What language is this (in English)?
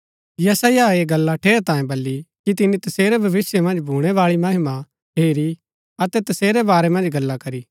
Gaddi